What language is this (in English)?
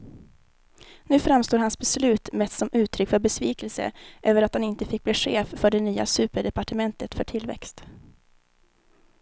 Swedish